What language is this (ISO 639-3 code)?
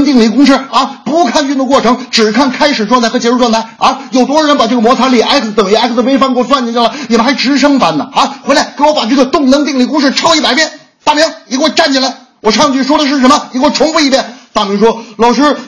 zho